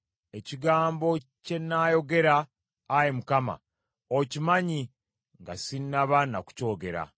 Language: Ganda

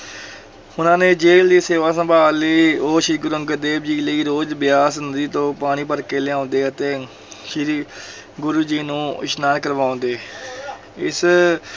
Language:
Punjabi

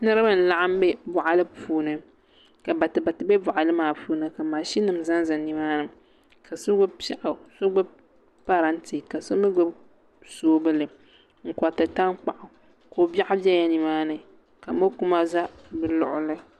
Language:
Dagbani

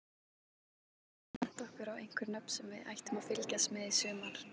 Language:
Icelandic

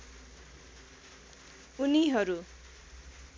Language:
Nepali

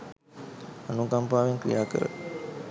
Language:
Sinhala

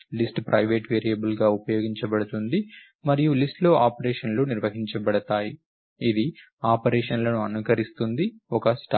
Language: Telugu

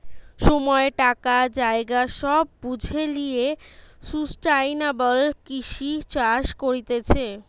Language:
Bangla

